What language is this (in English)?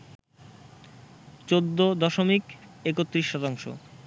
Bangla